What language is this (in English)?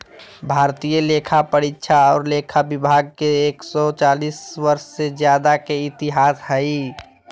Magahi